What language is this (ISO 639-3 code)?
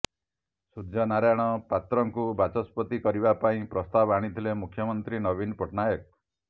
ori